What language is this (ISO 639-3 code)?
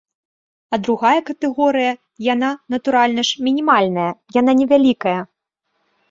bel